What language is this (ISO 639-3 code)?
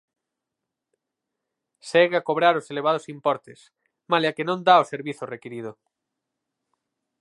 glg